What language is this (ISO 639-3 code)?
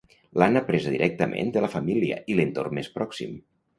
cat